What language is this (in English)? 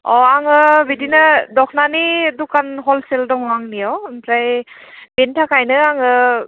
Bodo